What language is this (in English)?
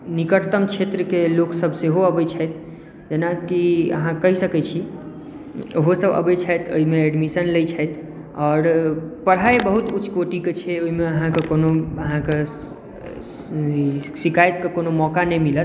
Maithili